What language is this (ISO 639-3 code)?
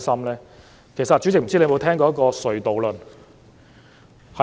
yue